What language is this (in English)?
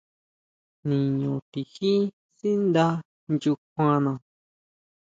Huautla Mazatec